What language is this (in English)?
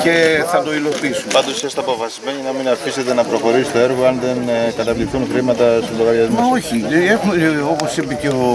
Greek